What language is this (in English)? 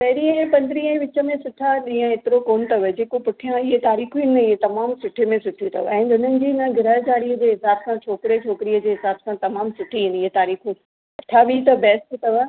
Sindhi